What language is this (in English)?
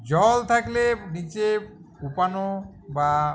Bangla